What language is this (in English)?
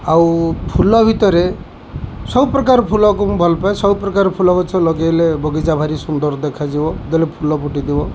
Odia